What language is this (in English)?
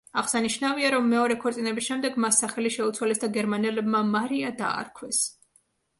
Georgian